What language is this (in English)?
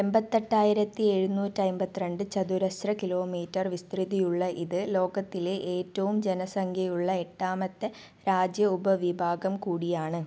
Malayalam